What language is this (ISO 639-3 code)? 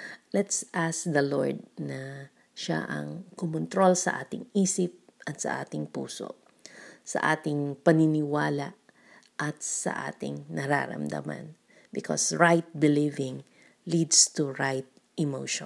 fil